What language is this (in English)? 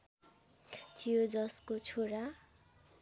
Nepali